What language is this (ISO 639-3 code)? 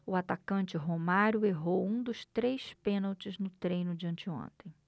por